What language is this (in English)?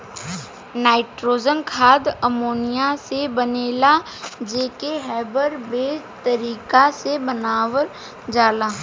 Bhojpuri